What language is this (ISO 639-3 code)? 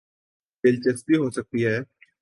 urd